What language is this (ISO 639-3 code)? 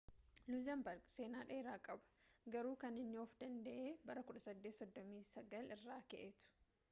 orm